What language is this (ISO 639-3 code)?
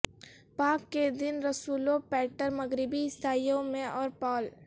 urd